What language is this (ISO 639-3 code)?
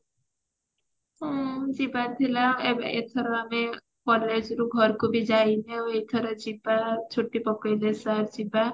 ori